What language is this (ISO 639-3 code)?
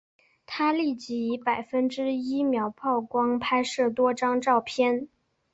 zho